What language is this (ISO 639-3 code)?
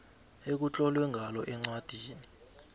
nbl